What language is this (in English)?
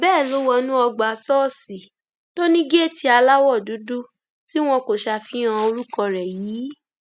Yoruba